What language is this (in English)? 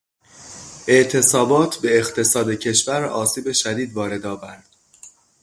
Persian